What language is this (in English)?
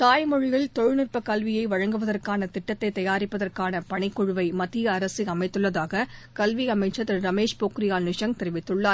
Tamil